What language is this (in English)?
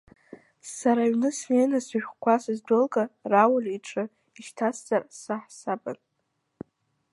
Abkhazian